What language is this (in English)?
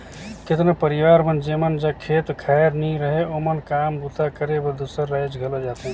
Chhattisgarhi